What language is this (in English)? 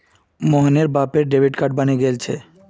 Magahi